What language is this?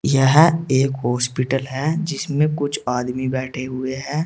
Hindi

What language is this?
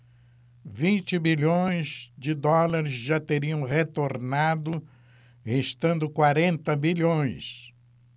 Portuguese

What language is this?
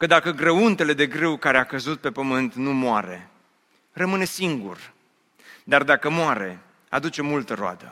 Romanian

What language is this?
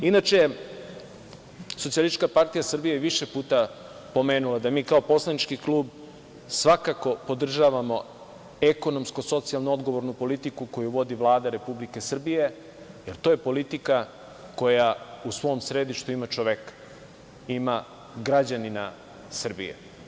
Serbian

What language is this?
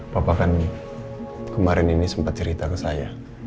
Indonesian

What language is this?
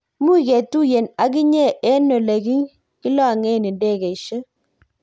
Kalenjin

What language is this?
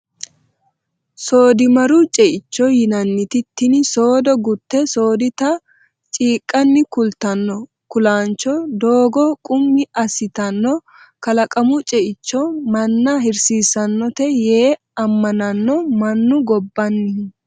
Sidamo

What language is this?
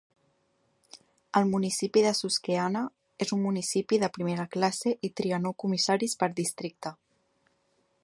Catalan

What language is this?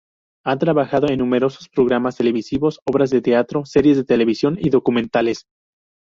Spanish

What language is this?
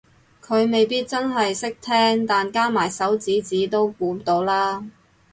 Cantonese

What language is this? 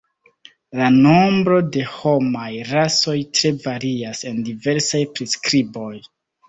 Esperanto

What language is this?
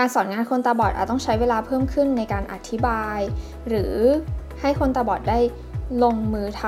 Thai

